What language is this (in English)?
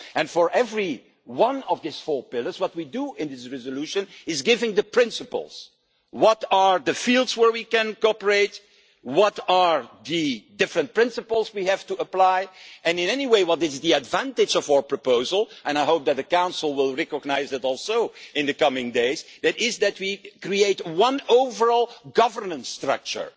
English